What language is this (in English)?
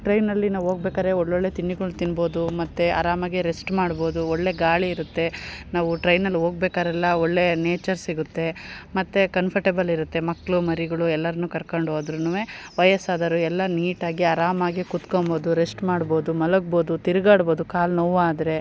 Kannada